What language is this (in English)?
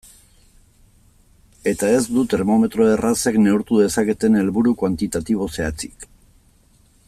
Basque